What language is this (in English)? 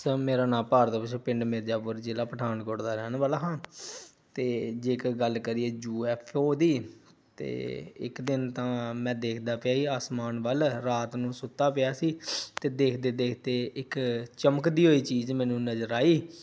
Punjabi